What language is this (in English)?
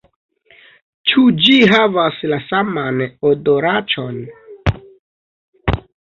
Esperanto